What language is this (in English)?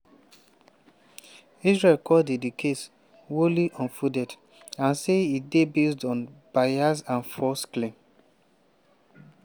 Nigerian Pidgin